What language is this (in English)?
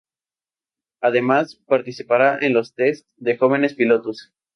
Spanish